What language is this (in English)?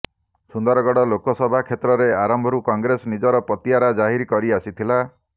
Odia